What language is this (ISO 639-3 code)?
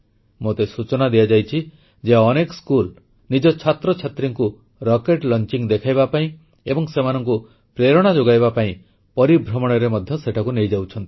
ori